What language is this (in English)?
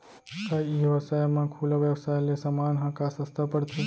Chhattisgarhi